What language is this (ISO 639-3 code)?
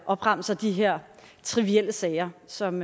dan